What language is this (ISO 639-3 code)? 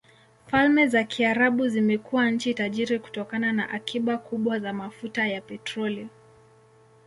swa